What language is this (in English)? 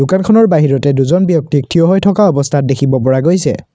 Assamese